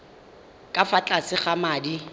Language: Tswana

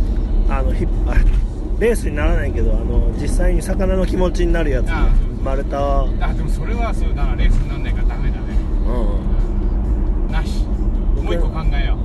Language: Japanese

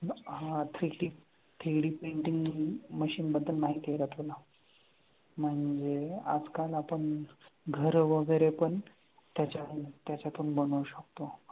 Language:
Marathi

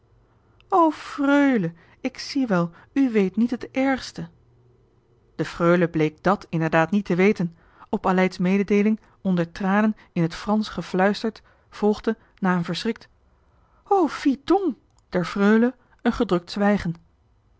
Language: Dutch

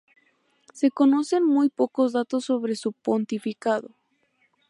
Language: Spanish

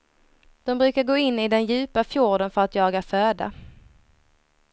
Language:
Swedish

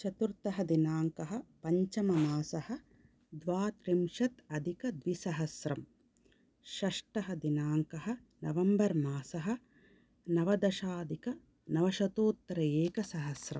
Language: Sanskrit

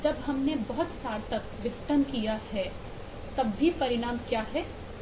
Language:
Hindi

